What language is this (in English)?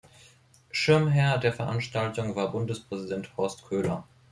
German